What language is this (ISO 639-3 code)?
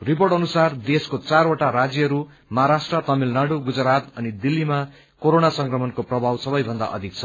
nep